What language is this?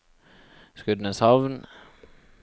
Norwegian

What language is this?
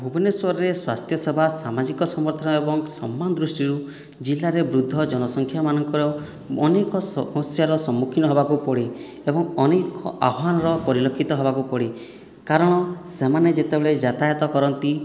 Odia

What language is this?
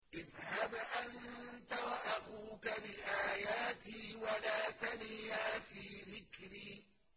Arabic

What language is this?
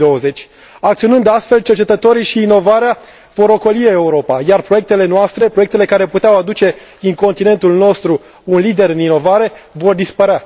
Romanian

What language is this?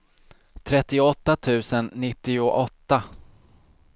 Swedish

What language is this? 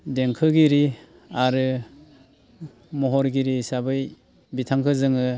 Bodo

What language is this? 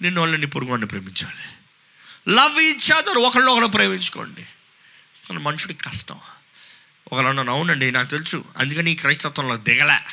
Telugu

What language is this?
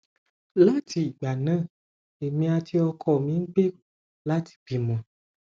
Yoruba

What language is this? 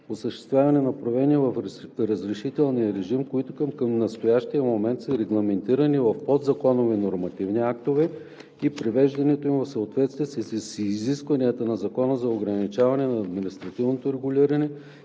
Bulgarian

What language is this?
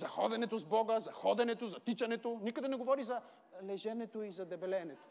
Bulgarian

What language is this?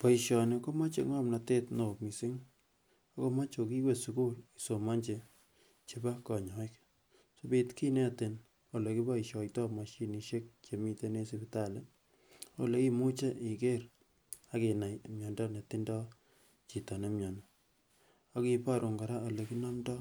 Kalenjin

